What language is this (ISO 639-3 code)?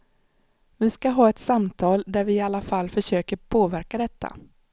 swe